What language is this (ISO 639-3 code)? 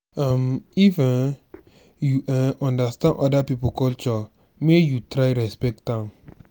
pcm